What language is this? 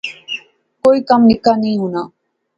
Pahari-Potwari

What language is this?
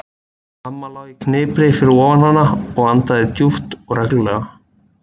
Icelandic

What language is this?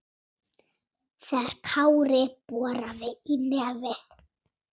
Icelandic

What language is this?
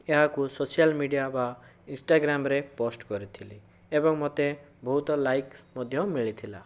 Odia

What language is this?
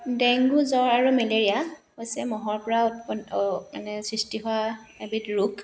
Assamese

